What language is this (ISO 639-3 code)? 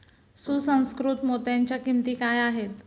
mar